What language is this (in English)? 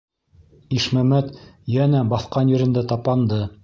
Bashkir